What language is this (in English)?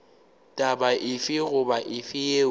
Northern Sotho